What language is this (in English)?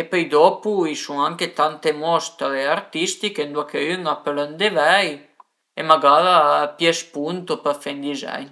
Piedmontese